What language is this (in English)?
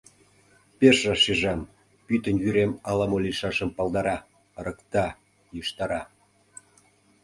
Mari